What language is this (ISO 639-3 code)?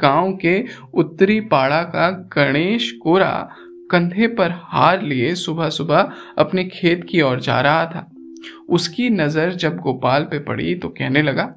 hin